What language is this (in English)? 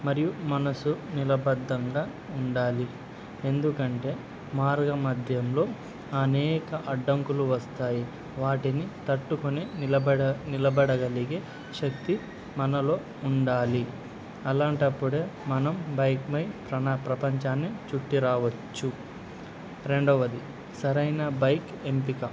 Telugu